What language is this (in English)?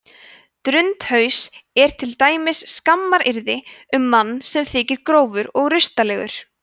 Icelandic